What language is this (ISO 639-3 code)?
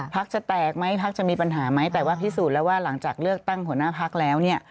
tha